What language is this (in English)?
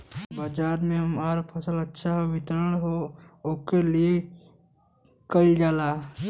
Bhojpuri